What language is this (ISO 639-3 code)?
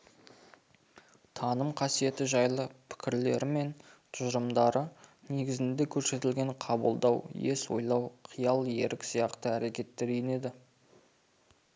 kaz